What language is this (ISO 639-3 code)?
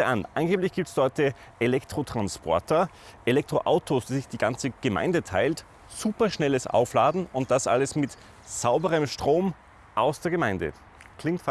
deu